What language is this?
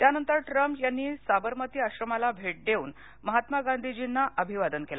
Marathi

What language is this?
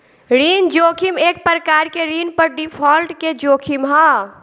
Bhojpuri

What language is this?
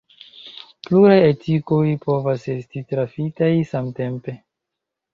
Esperanto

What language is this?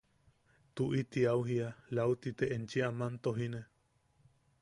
Yaqui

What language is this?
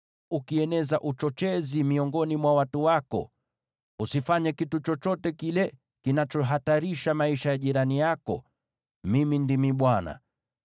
Swahili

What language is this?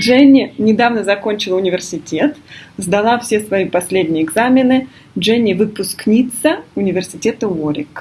Russian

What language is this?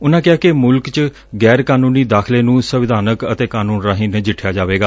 Punjabi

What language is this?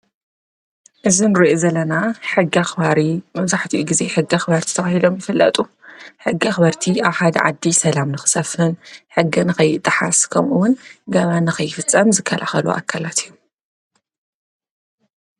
Tigrinya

